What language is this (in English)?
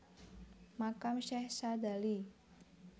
Javanese